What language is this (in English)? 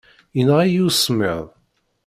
Kabyle